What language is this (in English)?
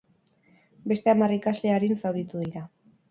Basque